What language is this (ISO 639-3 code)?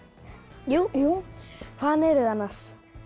isl